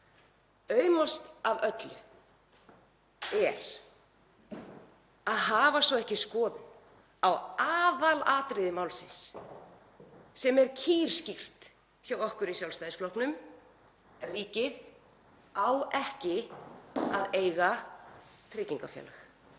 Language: Icelandic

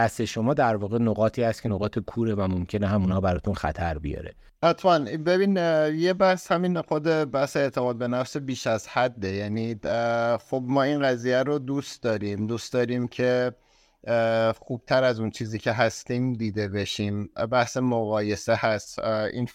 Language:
Persian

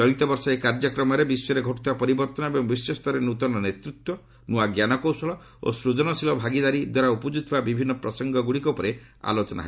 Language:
Odia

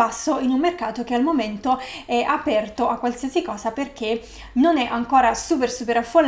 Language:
Italian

